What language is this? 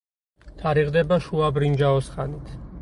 Georgian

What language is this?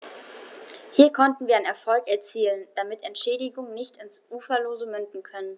German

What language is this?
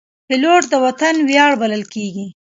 Pashto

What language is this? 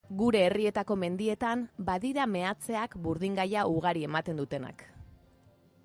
Basque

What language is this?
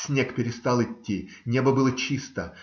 Russian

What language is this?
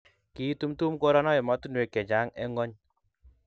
Kalenjin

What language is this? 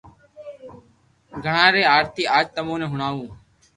Loarki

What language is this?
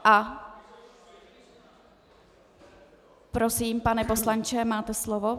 Czech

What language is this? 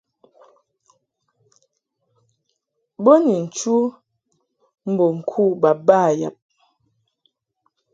Mungaka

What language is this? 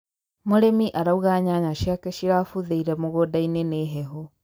Kikuyu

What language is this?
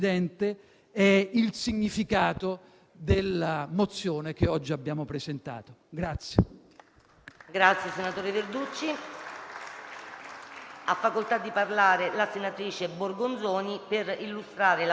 Italian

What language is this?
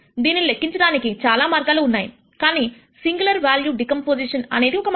Telugu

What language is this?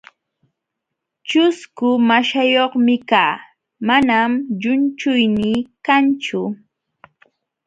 Jauja Wanca Quechua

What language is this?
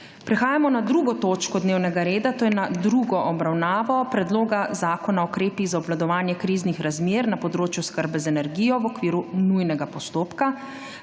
Slovenian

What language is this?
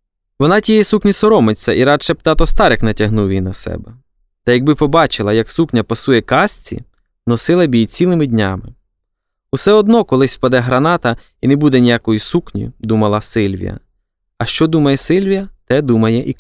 Ukrainian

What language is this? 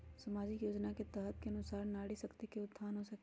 Magahi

